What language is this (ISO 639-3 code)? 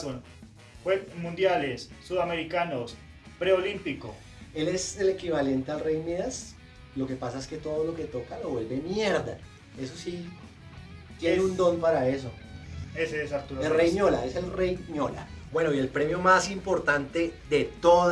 spa